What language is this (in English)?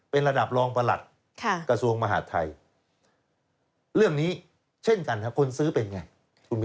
Thai